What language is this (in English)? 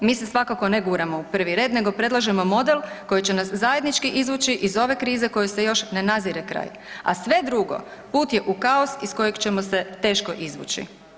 Croatian